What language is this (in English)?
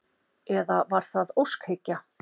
Icelandic